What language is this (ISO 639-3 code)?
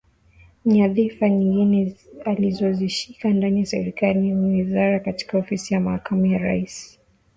swa